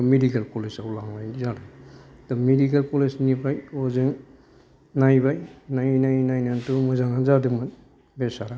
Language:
Bodo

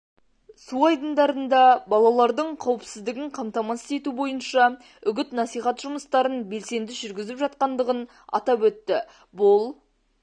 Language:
Kazakh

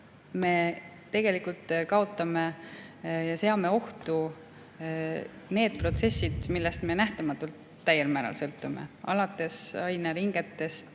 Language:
Estonian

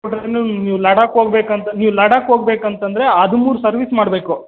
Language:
Kannada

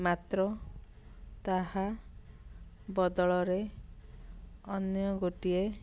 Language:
Odia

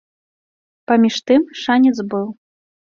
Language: Belarusian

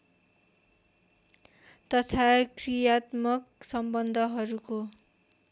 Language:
Nepali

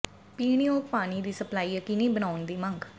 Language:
Punjabi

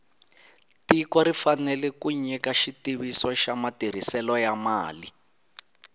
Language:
Tsonga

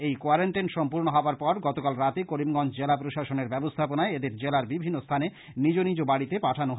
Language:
Bangla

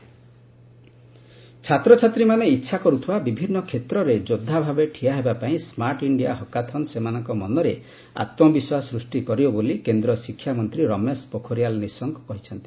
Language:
Odia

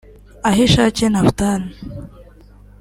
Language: Kinyarwanda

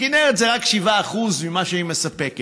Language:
Hebrew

